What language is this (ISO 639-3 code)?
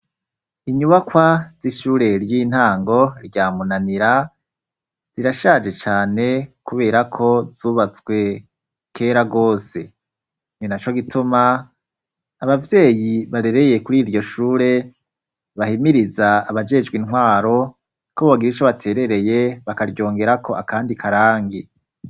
run